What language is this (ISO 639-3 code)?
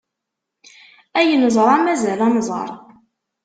kab